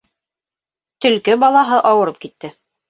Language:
Bashkir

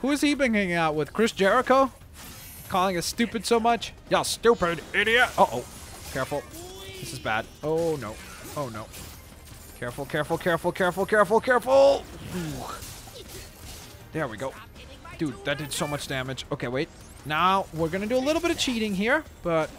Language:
English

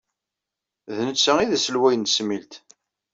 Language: Kabyle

